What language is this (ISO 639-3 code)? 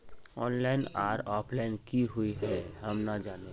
mag